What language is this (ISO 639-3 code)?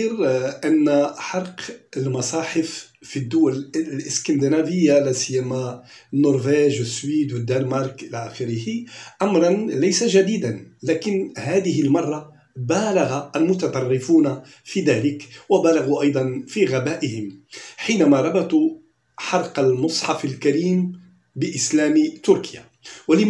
ara